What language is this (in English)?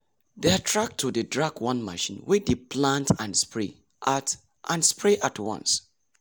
Nigerian Pidgin